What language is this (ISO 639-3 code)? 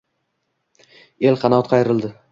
uzb